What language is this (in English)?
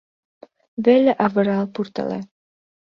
Mari